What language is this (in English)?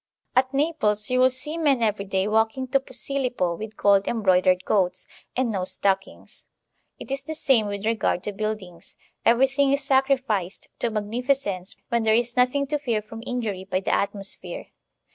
English